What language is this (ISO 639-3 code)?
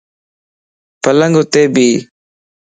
lss